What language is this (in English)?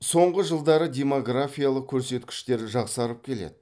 Kazakh